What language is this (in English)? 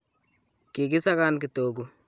Kalenjin